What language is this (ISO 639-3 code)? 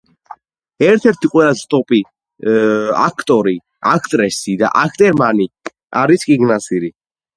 kat